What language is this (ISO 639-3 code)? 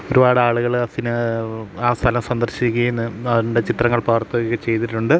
mal